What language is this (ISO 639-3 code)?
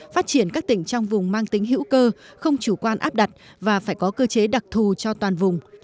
vie